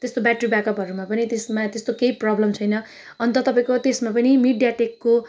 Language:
Nepali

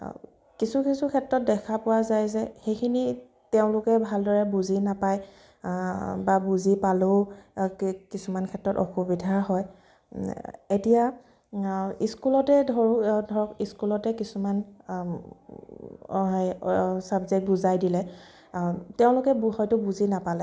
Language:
Assamese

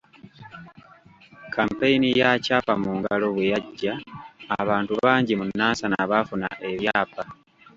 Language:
Ganda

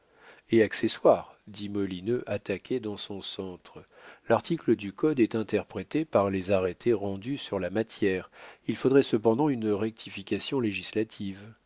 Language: French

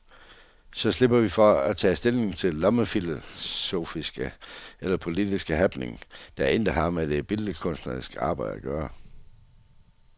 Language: Danish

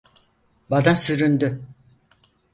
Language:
Turkish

